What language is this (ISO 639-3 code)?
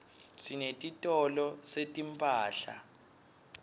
ssw